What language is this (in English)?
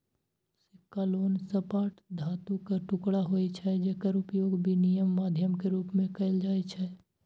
Maithili